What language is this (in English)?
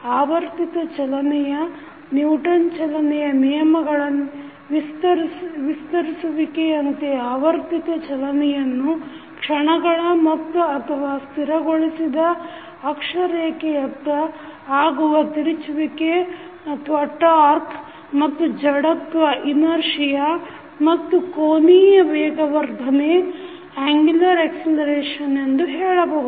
Kannada